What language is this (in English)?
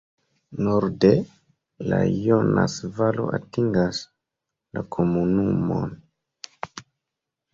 Esperanto